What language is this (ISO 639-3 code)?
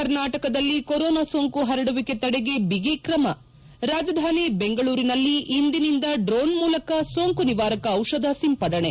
kan